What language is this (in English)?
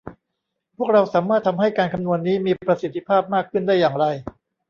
Thai